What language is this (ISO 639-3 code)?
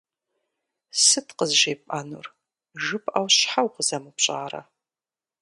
kbd